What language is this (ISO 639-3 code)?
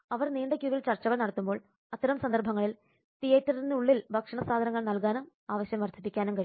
mal